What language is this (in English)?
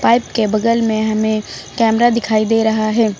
Hindi